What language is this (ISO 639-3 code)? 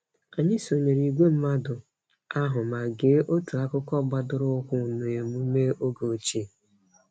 ibo